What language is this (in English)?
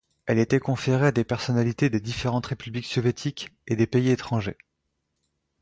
French